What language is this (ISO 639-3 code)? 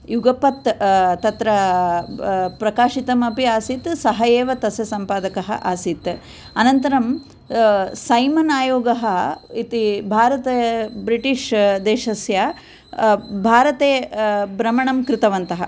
san